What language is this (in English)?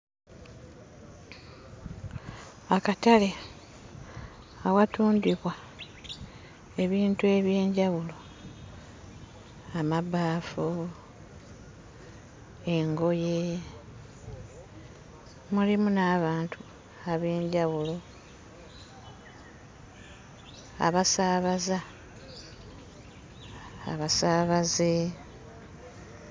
Ganda